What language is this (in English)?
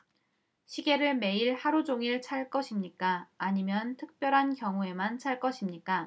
Korean